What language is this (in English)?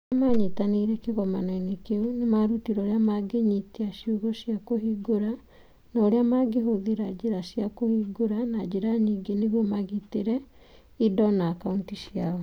Kikuyu